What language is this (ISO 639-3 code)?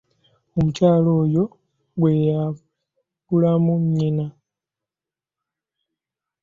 lug